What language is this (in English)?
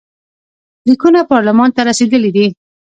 Pashto